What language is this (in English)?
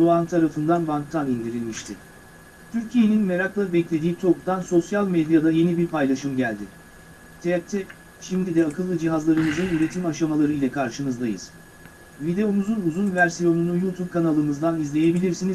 Turkish